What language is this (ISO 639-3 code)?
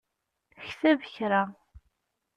kab